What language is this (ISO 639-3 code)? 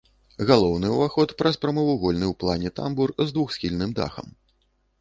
bel